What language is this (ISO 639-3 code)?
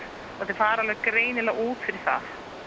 isl